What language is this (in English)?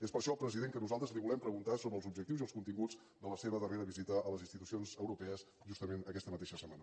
Catalan